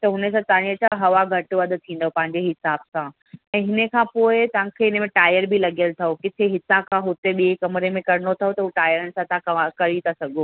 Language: Sindhi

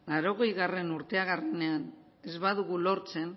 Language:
Basque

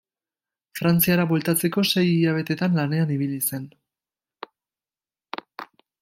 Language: Basque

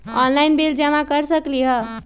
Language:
Magahi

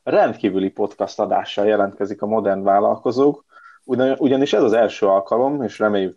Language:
Hungarian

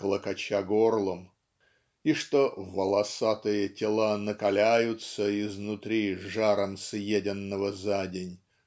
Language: Russian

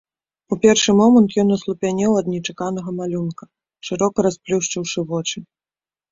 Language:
Belarusian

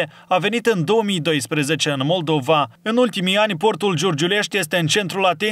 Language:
Romanian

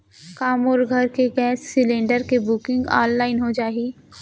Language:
Chhattisgarhi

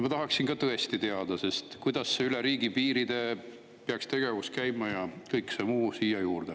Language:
Estonian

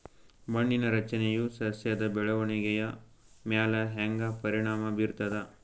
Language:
Kannada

